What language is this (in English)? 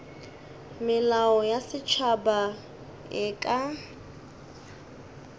Northern Sotho